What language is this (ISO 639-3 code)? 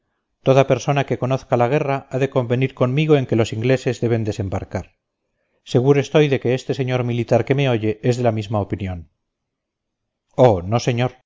spa